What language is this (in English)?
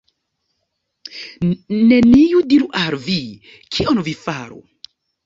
Esperanto